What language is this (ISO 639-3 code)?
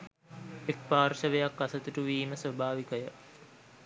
sin